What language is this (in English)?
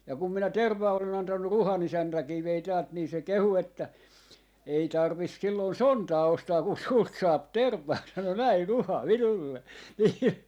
Finnish